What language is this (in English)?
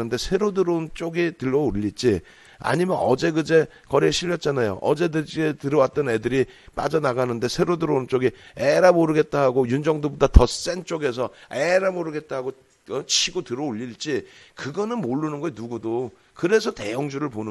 Korean